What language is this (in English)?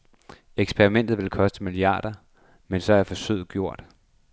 Danish